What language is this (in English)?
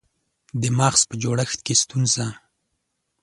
Pashto